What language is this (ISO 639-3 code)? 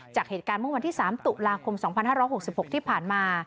tha